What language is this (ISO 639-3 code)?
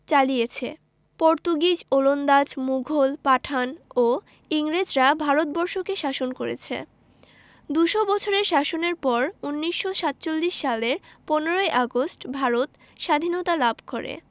ben